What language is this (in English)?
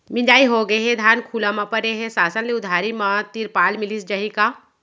Chhattisgarhi